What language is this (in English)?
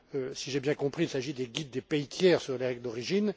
French